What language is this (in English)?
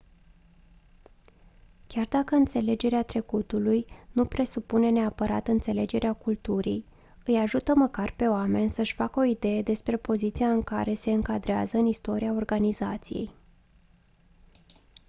Romanian